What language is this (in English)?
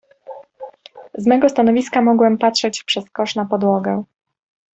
Polish